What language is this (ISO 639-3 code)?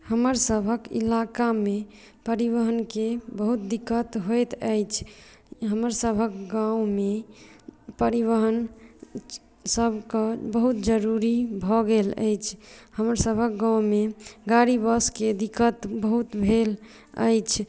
mai